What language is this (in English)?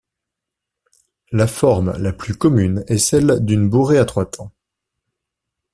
French